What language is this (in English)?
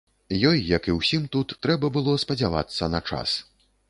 Belarusian